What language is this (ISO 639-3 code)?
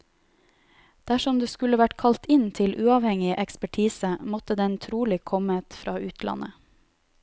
nor